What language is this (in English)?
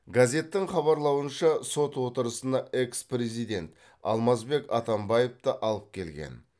Kazakh